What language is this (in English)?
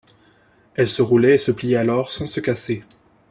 French